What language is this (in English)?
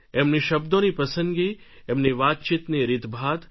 Gujarati